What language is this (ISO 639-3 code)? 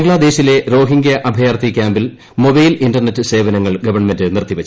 mal